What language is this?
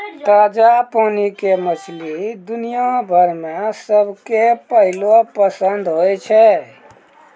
Maithili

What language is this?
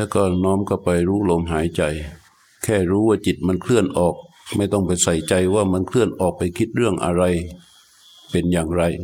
Thai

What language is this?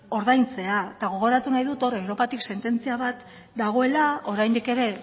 Basque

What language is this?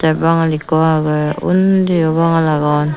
Chakma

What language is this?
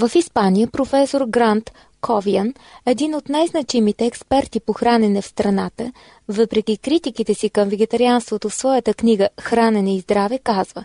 Bulgarian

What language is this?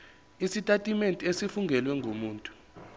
Zulu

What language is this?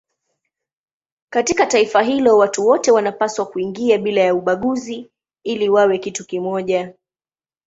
Swahili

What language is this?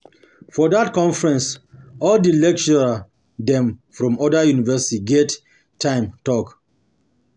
Nigerian Pidgin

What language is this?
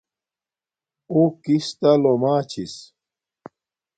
Domaaki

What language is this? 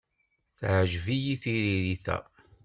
Kabyle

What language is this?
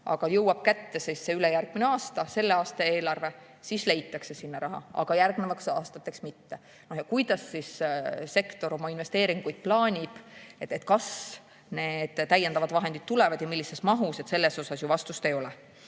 Estonian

